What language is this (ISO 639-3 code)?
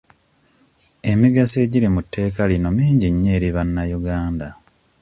lug